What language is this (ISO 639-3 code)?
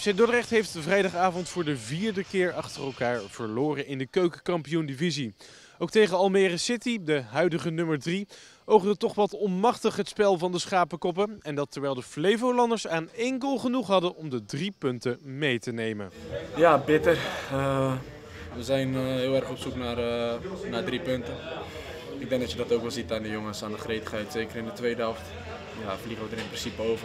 nld